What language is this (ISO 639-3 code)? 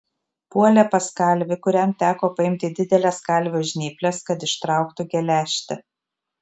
lit